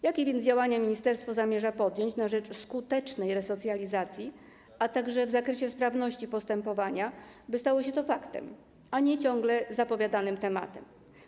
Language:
Polish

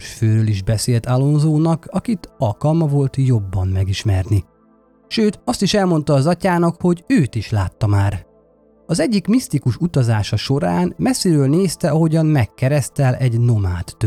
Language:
Hungarian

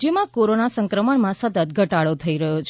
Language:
Gujarati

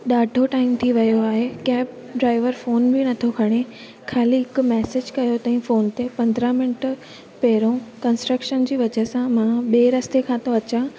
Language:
Sindhi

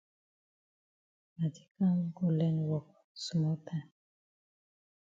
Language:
Cameroon Pidgin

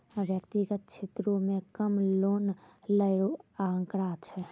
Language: Maithili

